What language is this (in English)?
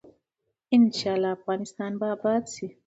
Pashto